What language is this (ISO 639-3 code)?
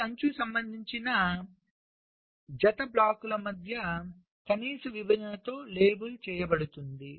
tel